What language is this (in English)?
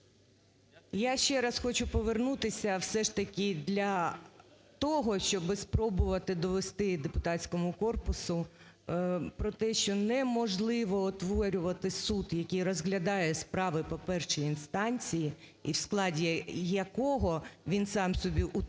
Ukrainian